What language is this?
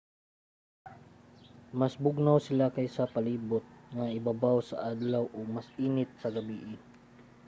Cebuano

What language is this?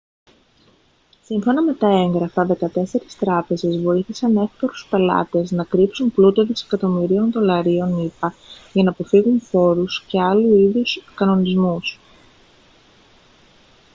Greek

